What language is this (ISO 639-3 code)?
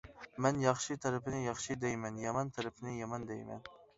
uig